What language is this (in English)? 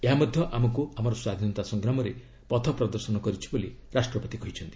Odia